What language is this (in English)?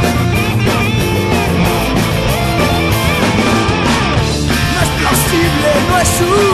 Spanish